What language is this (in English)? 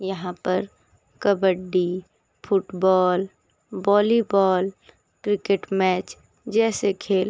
Hindi